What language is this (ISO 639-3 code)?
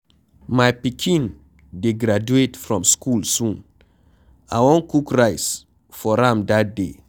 pcm